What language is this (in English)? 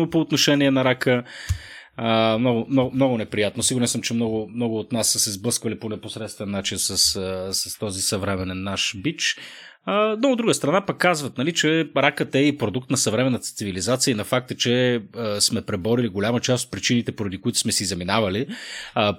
Bulgarian